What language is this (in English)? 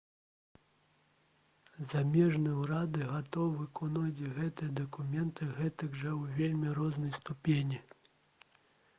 Belarusian